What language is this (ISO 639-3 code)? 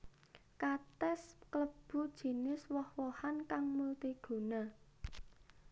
jav